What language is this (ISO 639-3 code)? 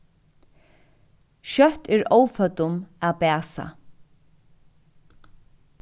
fao